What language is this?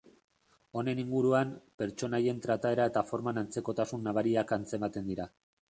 Basque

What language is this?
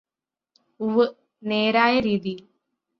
Malayalam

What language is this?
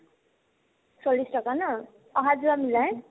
Assamese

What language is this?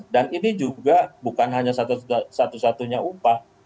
Indonesian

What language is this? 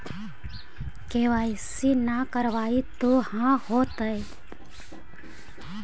Magahi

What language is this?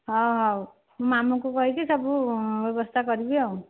Odia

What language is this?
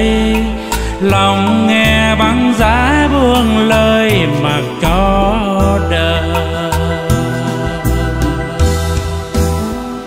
Vietnamese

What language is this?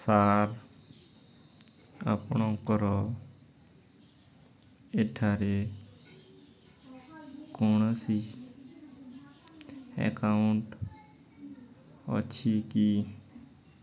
Odia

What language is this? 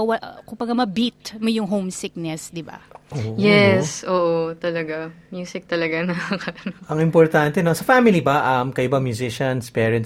Filipino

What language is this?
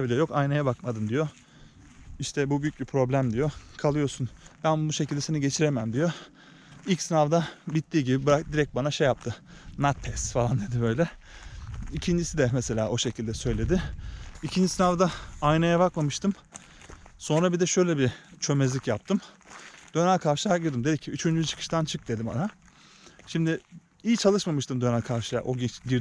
Turkish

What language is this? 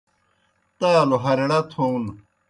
Kohistani Shina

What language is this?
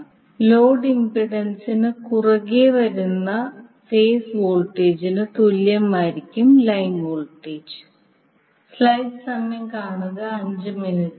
Malayalam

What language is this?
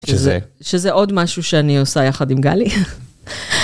Hebrew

